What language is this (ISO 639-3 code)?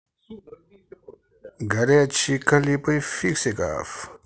rus